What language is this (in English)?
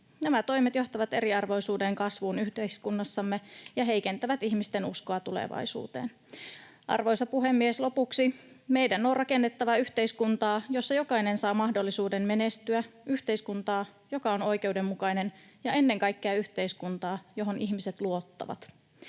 Finnish